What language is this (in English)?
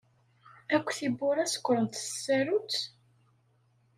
Kabyle